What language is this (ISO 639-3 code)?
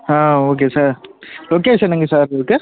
tam